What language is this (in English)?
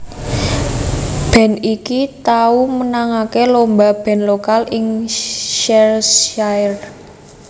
Javanese